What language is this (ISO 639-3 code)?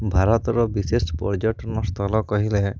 ori